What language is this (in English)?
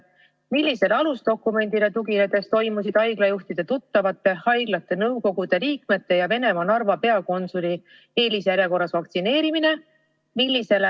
Estonian